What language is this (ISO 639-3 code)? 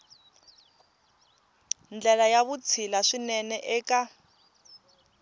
tso